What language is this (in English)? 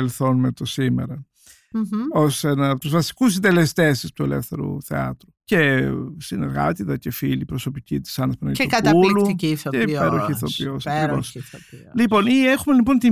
Greek